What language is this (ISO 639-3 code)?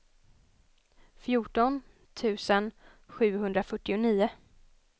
swe